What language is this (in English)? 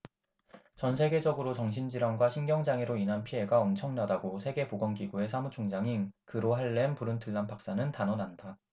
Korean